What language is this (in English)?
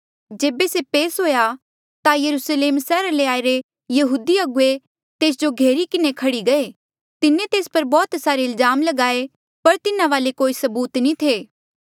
Mandeali